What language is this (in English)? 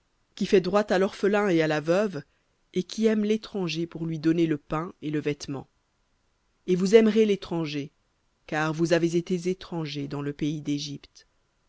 French